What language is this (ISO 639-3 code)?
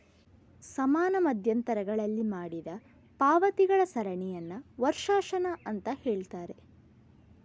kan